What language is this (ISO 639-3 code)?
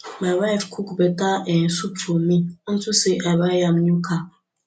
pcm